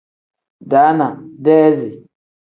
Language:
Tem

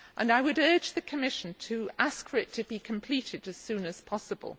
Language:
English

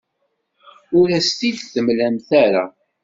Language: Kabyle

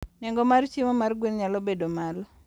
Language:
Luo (Kenya and Tanzania)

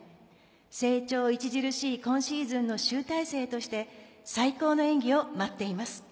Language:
Japanese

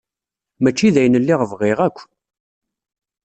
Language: Kabyle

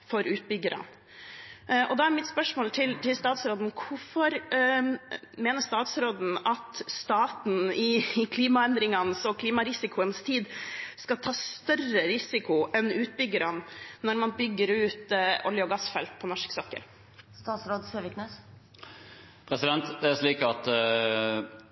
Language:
Norwegian Bokmål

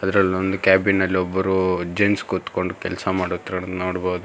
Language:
Kannada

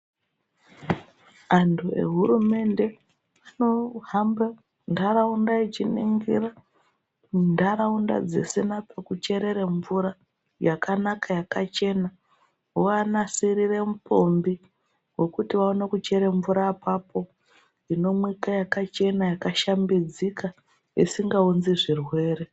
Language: Ndau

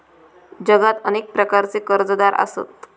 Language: Marathi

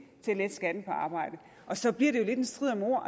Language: Danish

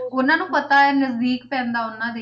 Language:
Punjabi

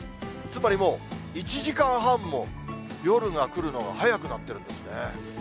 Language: Japanese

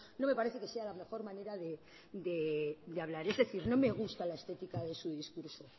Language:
Spanish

